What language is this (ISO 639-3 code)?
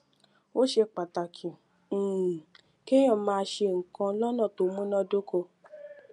yor